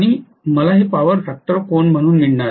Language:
Marathi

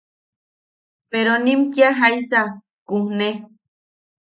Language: Yaqui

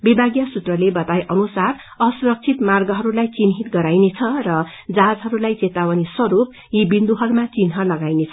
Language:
Nepali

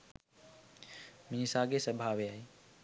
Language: Sinhala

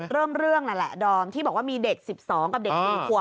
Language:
Thai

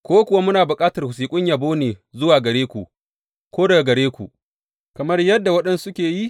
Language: Hausa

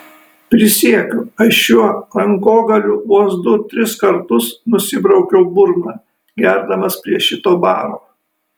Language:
Lithuanian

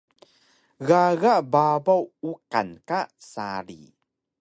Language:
Taroko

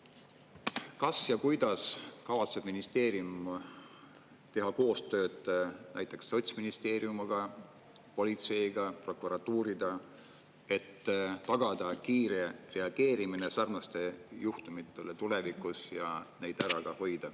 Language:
Estonian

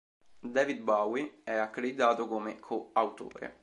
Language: Italian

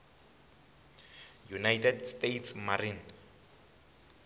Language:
Tsonga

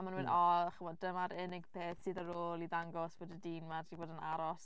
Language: Welsh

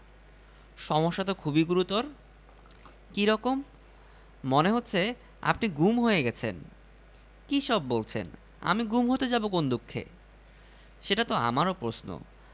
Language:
Bangla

